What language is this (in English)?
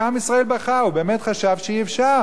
Hebrew